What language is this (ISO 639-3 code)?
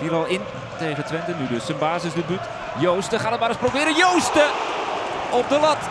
nld